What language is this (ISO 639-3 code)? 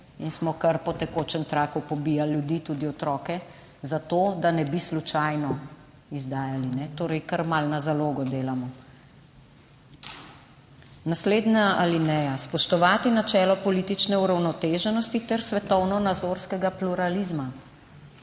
slv